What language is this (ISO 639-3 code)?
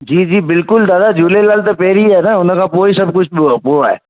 snd